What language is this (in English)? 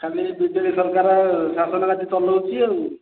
Odia